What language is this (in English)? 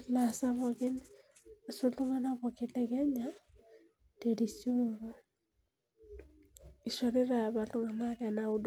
Masai